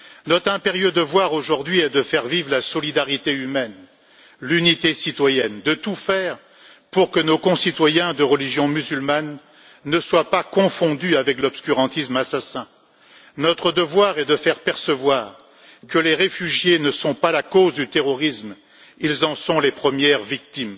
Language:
French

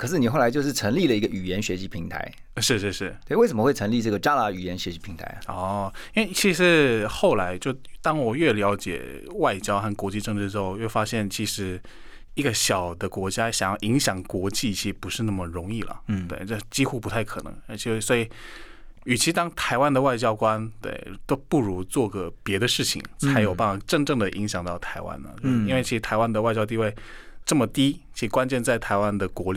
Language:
Chinese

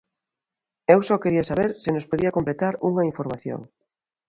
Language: Galician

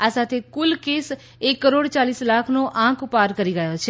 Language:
Gujarati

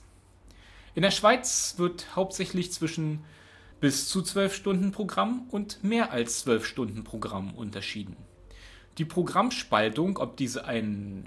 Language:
German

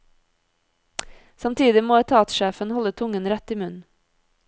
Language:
Norwegian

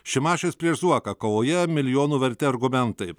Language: Lithuanian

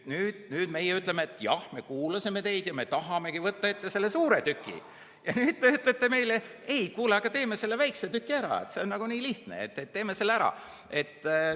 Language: Estonian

